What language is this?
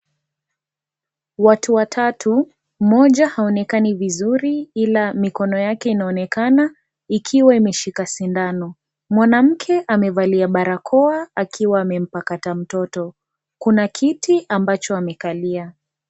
Swahili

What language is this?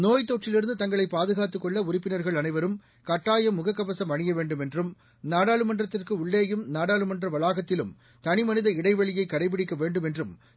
Tamil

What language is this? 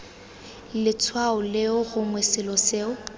Tswana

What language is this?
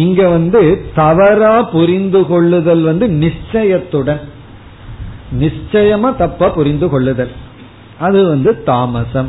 Tamil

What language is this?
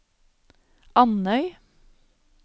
Norwegian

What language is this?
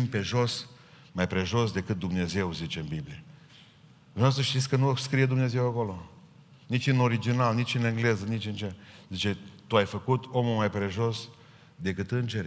Romanian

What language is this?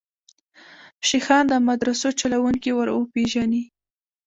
Pashto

